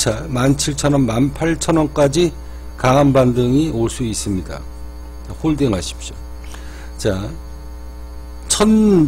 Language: Korean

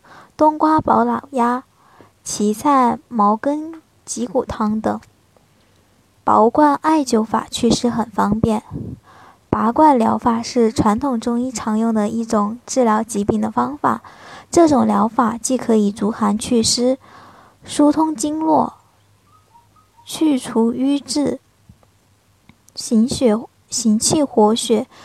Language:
Chinese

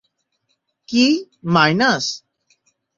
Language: Bangla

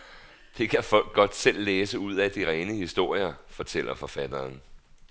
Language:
Danish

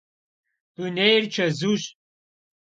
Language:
Kabardian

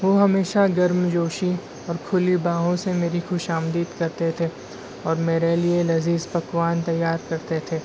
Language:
Urdu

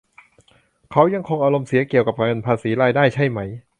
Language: Thai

